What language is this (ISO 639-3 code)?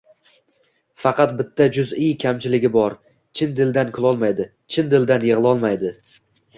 uzb